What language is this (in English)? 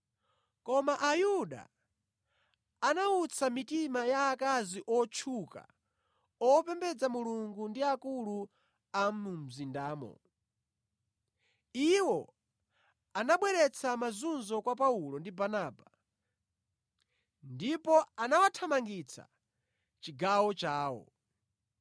Nyanja